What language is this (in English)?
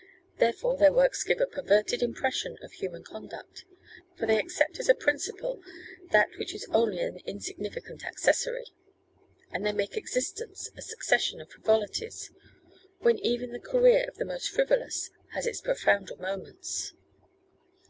English